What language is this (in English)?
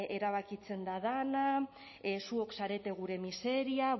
Basque